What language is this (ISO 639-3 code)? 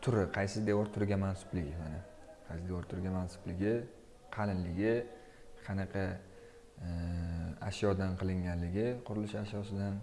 tur